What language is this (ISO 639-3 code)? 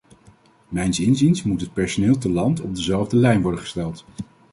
nld